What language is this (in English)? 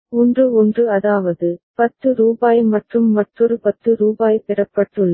Tamil